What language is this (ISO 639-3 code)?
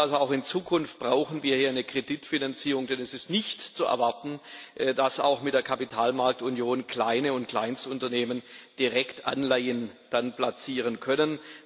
deu